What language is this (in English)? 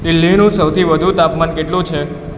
Gujarati